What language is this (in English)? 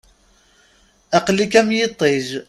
Kabyle